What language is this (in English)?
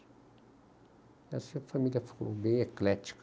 Portuguese